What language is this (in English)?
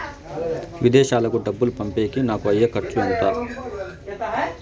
Telugu